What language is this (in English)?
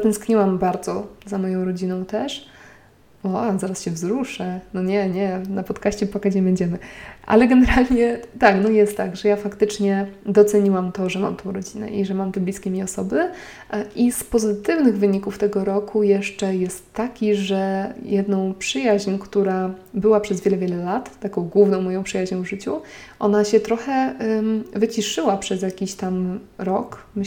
Polish